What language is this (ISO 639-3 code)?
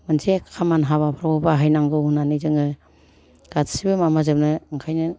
brx